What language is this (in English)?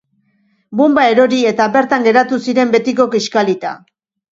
Basque